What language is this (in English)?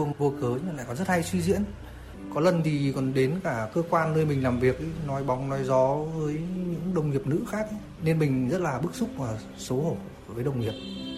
Vietnamese